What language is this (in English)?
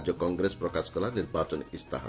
Odia